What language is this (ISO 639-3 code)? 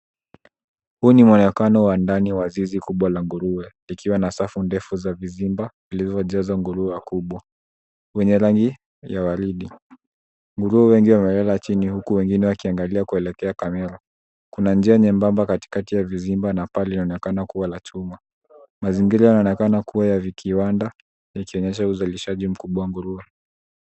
swa